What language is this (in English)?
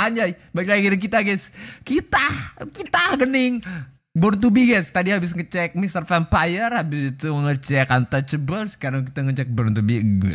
Indonesian